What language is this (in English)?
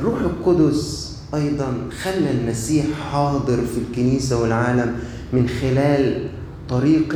Arabic